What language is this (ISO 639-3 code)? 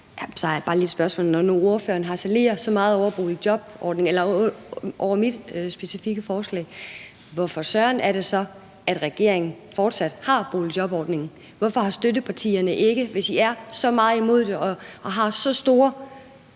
dan